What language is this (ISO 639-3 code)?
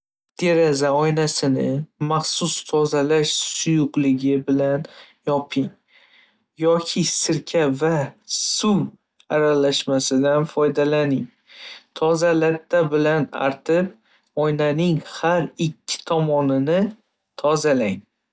uzb